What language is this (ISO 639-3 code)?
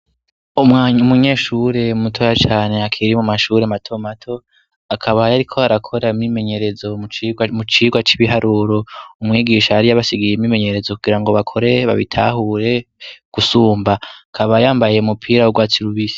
run